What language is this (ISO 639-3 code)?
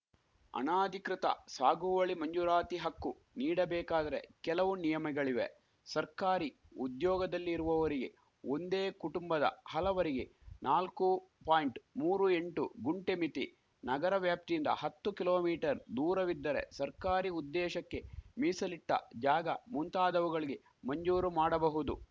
kan